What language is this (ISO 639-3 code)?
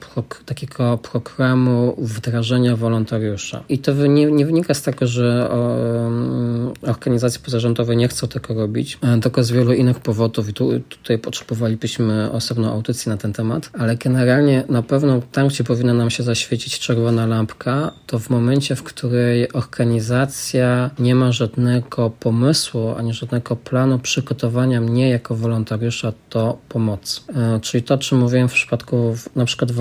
pol